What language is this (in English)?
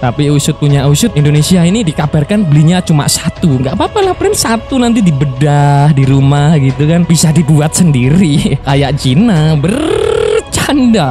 Indonesian